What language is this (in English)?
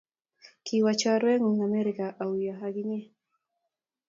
Kalenjin